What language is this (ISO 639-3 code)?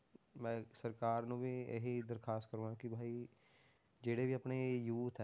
pan